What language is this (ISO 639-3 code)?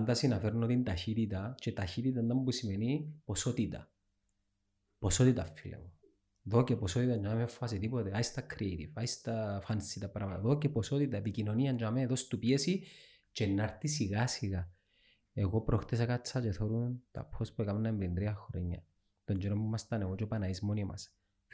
ell